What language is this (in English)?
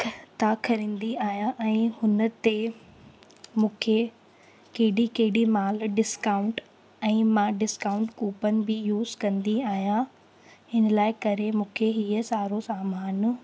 Sindhi